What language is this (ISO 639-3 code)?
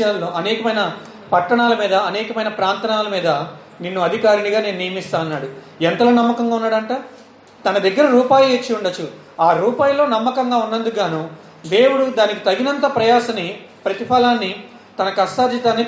tel